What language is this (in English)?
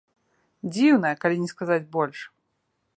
Belarusian